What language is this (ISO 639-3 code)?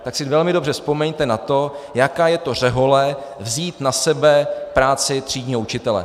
ces